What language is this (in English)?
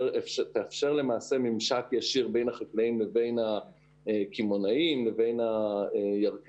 Hebrew